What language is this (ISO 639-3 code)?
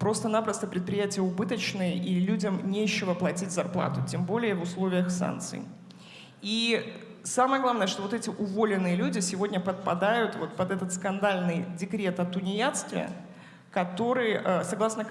rus